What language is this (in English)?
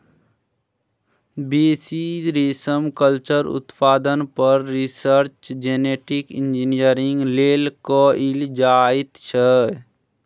Maithili